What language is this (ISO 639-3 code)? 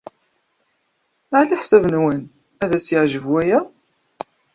kab